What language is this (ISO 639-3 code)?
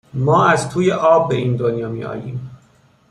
fas